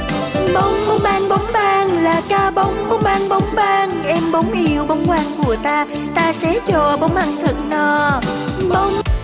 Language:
Vietnamese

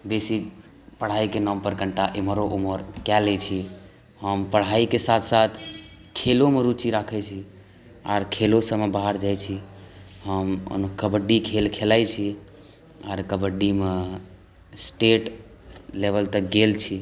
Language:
Maithili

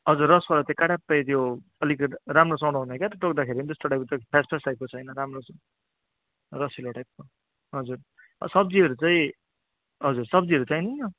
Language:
Nepali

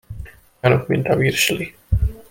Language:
Hungarian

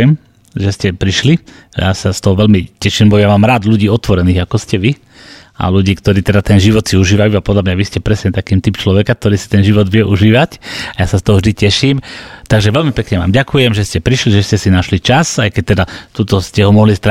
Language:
Slovak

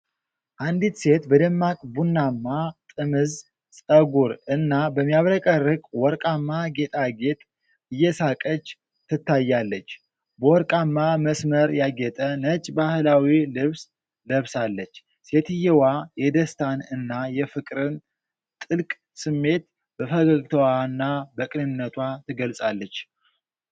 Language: Amharic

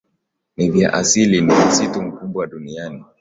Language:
Swahili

